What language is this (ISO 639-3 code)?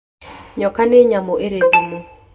kik